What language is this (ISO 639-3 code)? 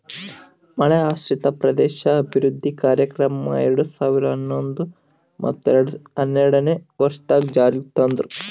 kan